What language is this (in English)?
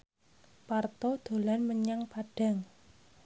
Javanese